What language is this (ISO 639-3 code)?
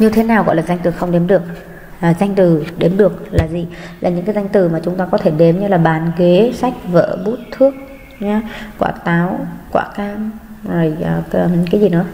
vie